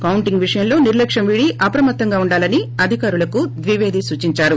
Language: Telugu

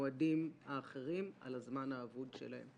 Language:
Hebrew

